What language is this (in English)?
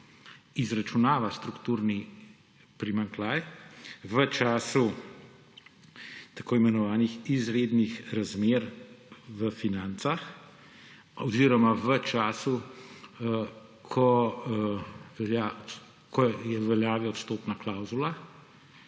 Slovenian